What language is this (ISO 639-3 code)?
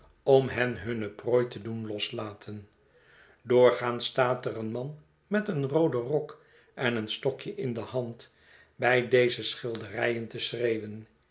nld